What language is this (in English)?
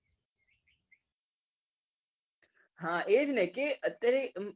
Gujarati